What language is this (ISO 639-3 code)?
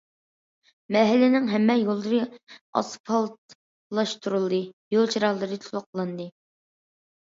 uig